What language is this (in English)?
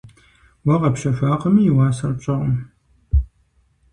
Kabardian